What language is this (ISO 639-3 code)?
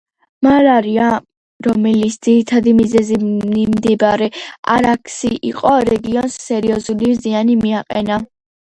kat